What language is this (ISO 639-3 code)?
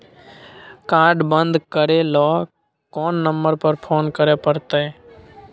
mai